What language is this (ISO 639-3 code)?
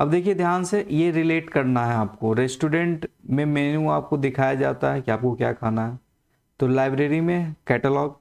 hin